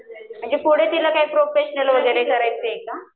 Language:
Marathi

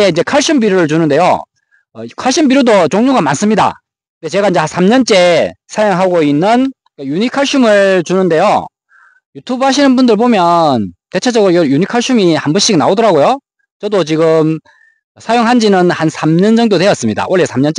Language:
Korean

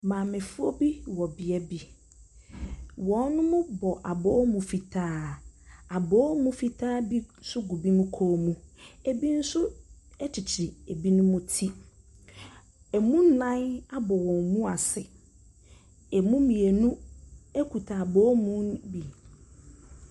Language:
Akan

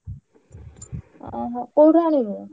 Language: Odia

